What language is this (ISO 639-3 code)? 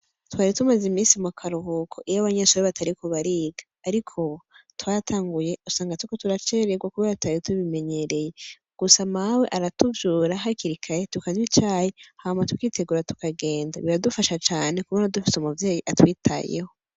run